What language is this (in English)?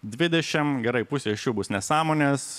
Lithuanian